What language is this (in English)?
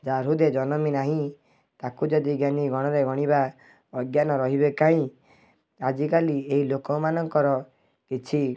Odia